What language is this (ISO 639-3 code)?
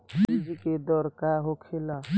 bho